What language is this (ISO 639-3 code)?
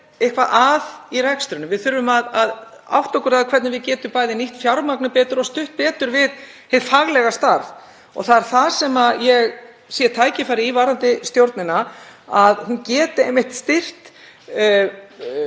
isl